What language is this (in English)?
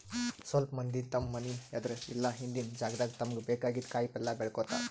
Kannada